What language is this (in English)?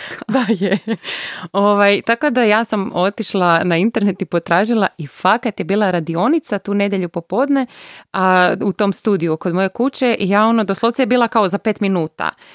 Croatian